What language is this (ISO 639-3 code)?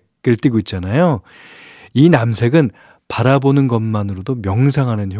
kor